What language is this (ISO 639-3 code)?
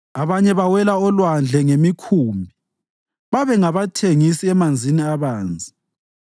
nde